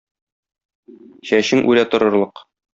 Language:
Tatar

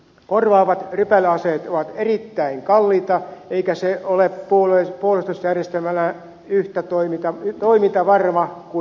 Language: Finnish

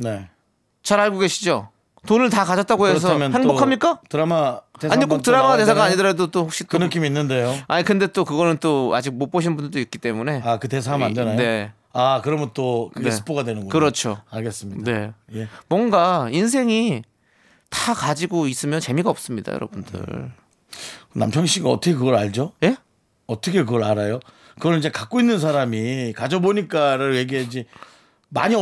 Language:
Korean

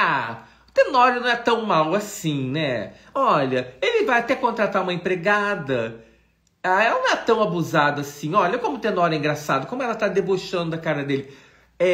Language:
Portuguese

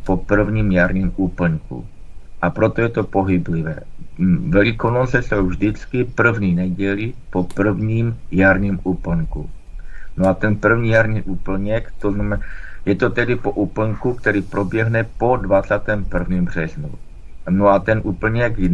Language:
Czech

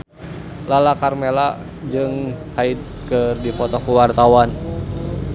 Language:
Sundanese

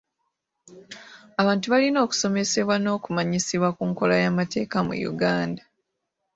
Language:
Ganda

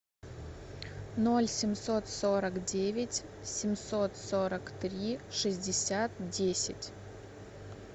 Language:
Russian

